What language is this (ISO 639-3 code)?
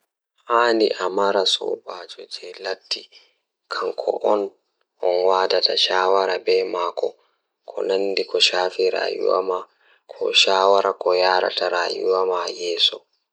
ful